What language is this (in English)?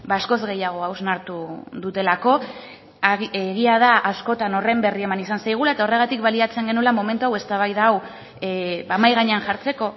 Basque